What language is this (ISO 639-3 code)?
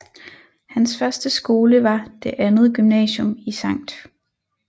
dan